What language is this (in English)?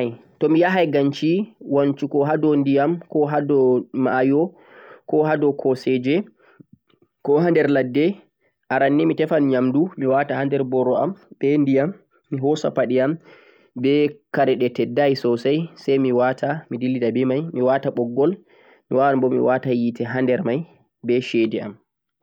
Central-Eastern Niger Fulfulde